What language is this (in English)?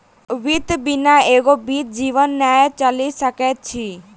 Maithili